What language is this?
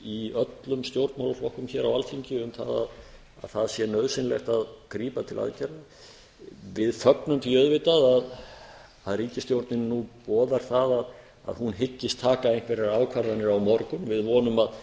Icelandic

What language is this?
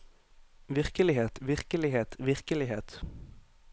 Norwegian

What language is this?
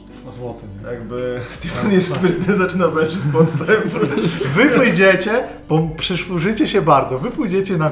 Polish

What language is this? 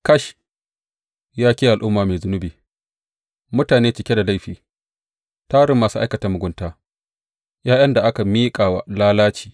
Hausa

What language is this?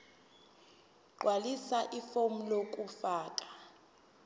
Zulu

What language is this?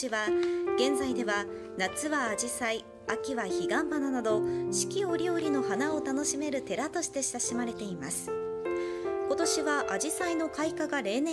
Japanese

